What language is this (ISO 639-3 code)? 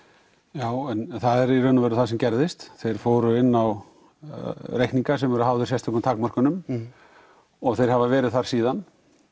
isl